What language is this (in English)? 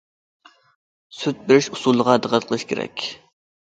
Uyghur